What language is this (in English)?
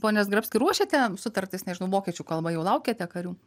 Lithuanian